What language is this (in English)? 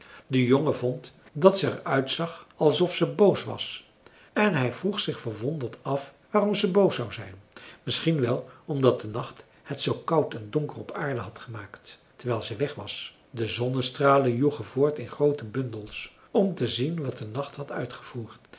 Dutch